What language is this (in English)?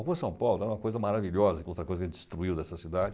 Portuguese